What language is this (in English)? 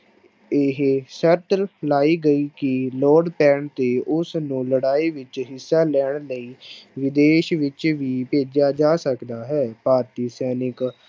Punjabi